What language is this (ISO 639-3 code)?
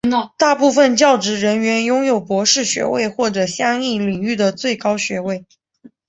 zho